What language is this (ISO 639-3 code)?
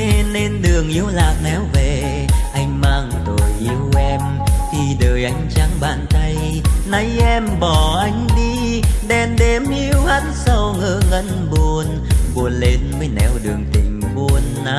vie